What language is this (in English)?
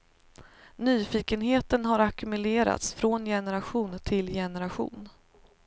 Swedish